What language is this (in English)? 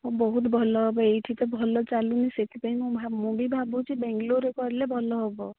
Odia